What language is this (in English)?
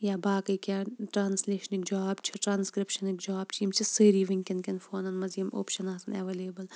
Kashmiri